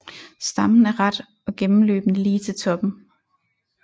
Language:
Danish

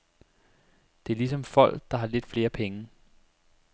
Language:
Danish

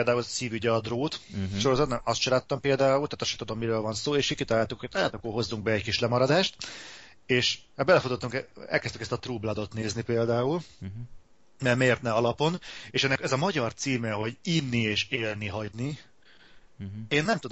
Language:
Hungarian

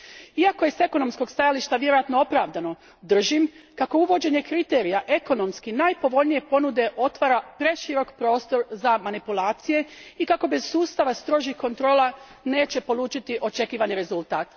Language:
Croatian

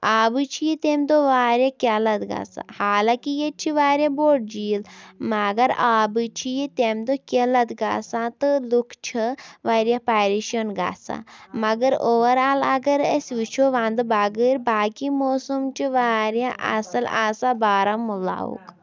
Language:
Kashmiri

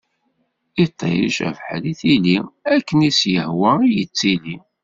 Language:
Kabyle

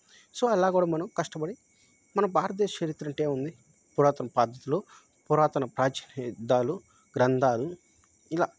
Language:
Telugu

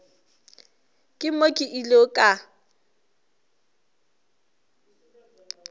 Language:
Northern Sotho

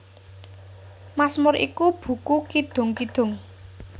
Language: Javanese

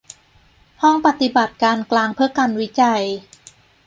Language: Thai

